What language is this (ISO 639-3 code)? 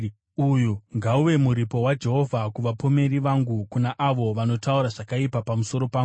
sna